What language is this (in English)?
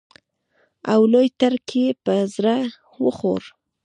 Pashto